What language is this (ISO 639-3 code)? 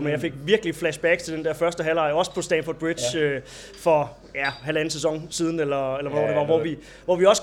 dan